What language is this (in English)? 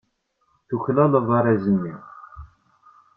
Kabyle